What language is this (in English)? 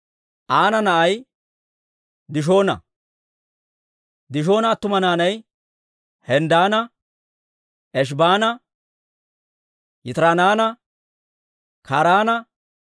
Dawro